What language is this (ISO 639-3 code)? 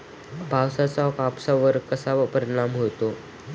mar